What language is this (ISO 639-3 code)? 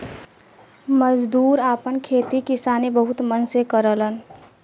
bho